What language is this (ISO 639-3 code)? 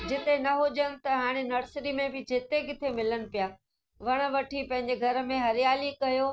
snd